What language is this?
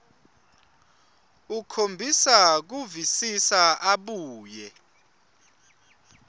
Swati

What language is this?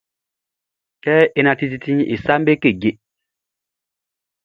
Baoulé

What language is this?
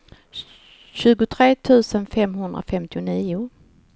Swedish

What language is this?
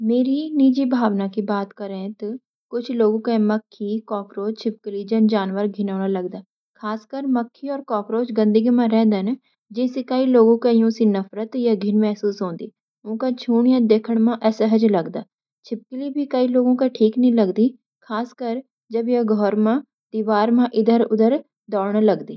Garhwali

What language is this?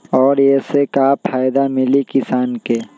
Magahi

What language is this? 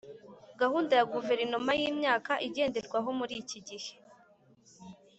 Kinyarwanda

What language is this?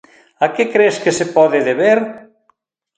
Galician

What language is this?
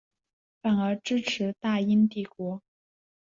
Chinese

